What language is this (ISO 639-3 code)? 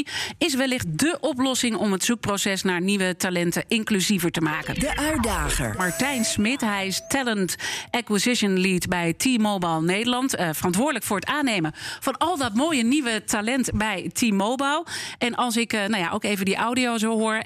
nld